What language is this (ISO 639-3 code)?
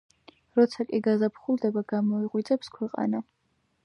kat